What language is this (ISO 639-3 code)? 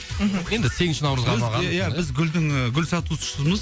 kaz